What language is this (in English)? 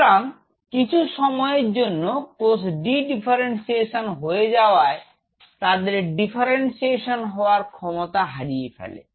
Bangla